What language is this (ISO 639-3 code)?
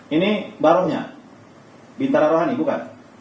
ind